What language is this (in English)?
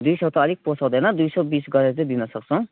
Nepali